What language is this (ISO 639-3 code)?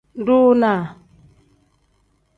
kdh